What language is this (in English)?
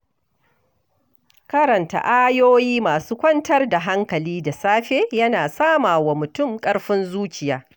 Hausa